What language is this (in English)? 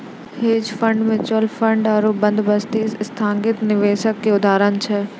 Maithili